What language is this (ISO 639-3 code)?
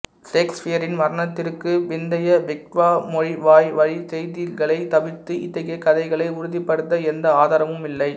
tam